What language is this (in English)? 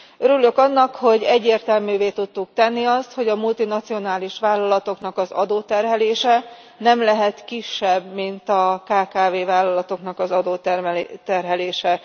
Hungarian